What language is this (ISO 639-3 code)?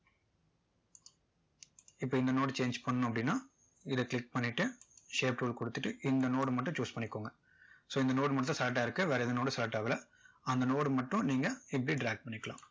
tam